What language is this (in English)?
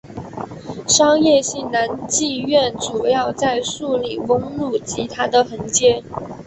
Chinese